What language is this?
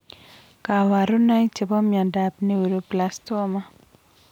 Kalenjin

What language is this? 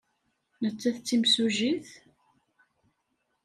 Kabyle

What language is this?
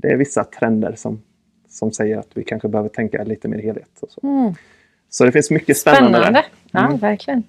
Swedish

